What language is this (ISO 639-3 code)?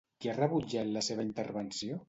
cat